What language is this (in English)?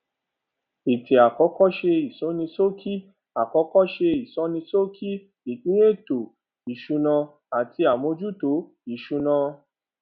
Yoruba